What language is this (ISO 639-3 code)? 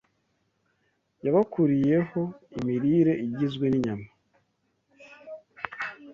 kin